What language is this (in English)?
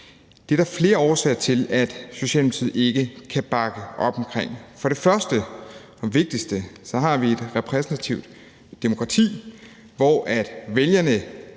Danish